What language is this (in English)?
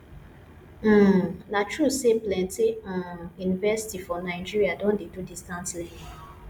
Nigerian Pidgin